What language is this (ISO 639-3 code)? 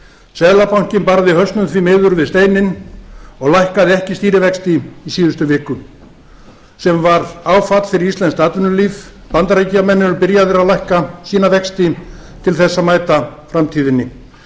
isl